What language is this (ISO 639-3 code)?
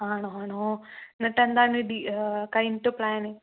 mal